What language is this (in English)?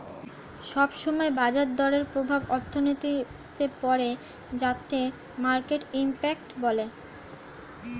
Bangla